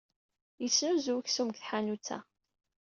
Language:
Kabyle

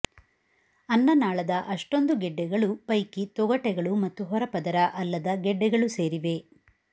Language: Kannada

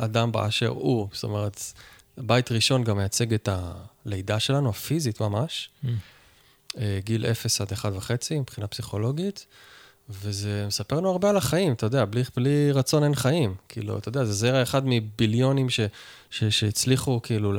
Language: Hebrew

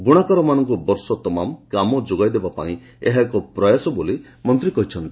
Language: Odia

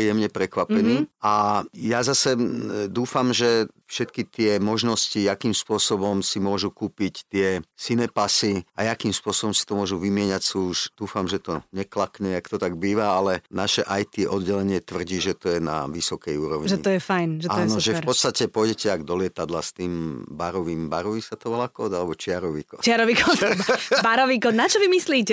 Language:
Slovak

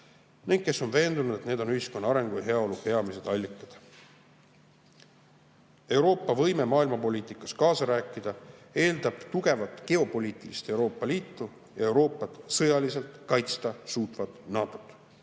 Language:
Estonian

